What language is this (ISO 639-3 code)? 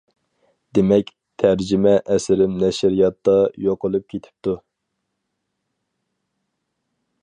uig